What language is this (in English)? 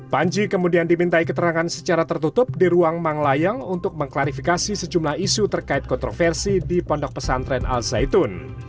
Indonesian